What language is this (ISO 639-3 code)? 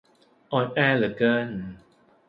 tha